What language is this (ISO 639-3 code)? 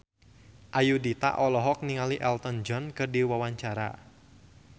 sun